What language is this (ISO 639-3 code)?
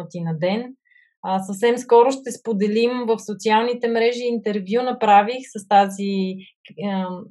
bul